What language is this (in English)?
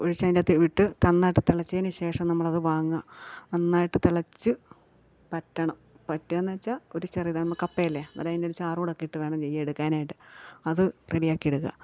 Malayalam